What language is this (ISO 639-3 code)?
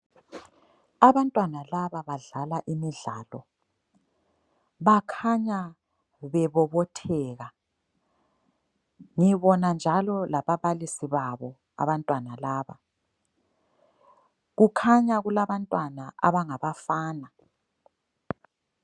nde